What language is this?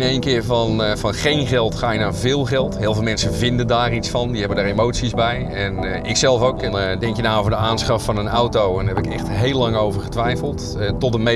Dutch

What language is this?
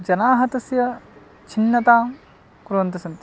Sanskrit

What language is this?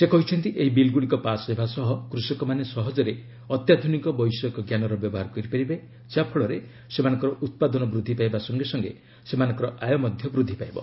Odia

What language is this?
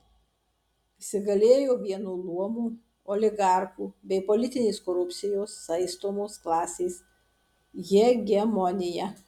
Lithuanian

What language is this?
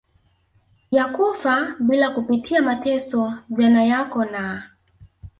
Swahili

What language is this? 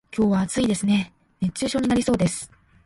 Japanese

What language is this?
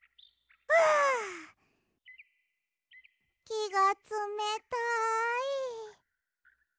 Japanese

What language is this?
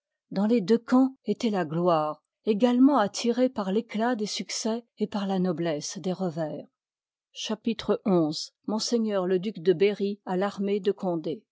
French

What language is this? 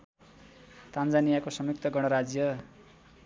Nepali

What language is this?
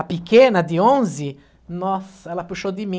Portuguese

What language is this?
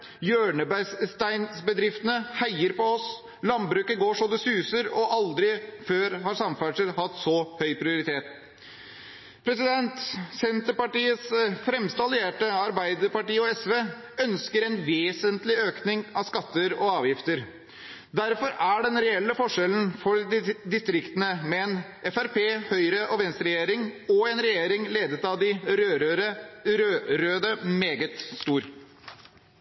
Norwegian Bokmål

